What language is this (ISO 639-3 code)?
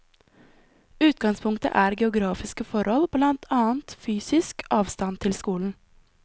nor